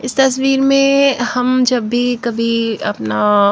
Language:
Hindi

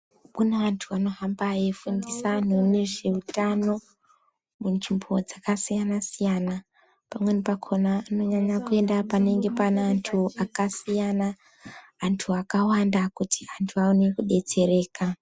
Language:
Ndau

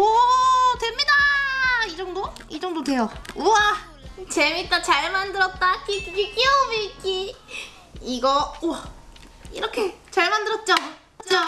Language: Korean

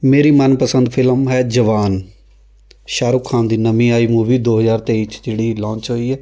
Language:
Punjabi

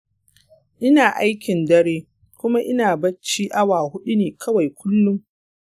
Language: Hausa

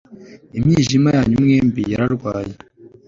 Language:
Kinyarwanda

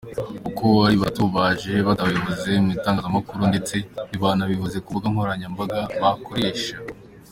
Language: Kinyarwanda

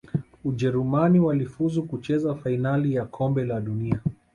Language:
Swahili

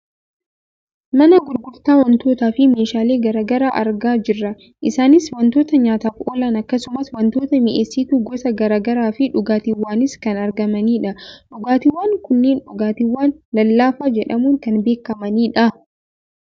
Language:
Oromo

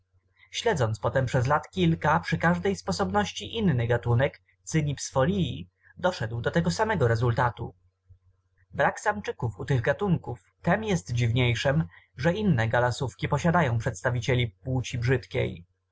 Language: Polish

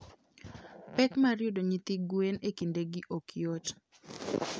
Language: Luo (Kenya and Tanzania)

